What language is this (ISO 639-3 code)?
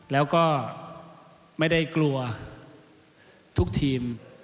tha